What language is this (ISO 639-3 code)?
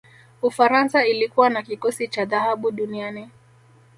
swa